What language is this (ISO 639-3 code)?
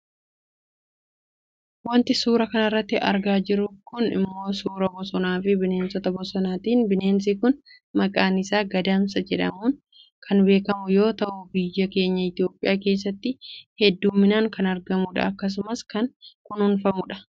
orm